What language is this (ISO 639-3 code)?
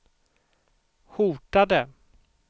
swe